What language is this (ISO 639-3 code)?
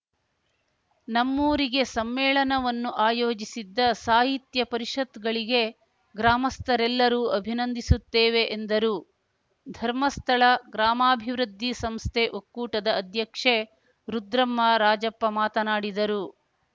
kan